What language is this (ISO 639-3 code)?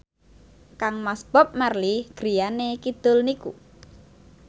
jav